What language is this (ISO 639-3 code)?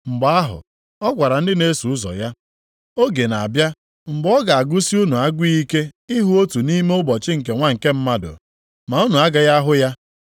ibo